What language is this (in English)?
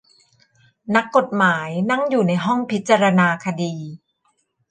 Thai